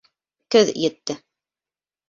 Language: Bashkir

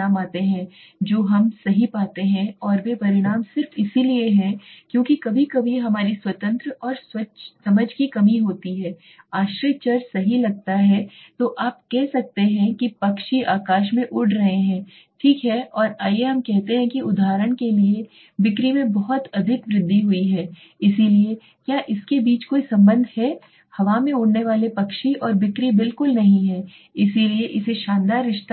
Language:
Hindi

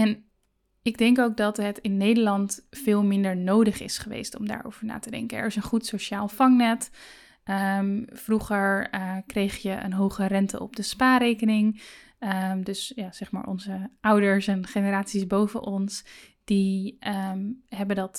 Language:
Dutch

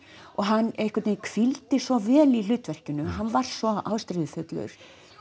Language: Icelandic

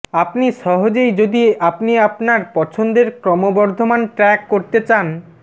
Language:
Bangla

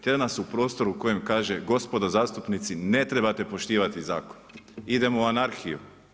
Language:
Croatian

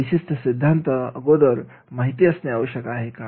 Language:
Marathi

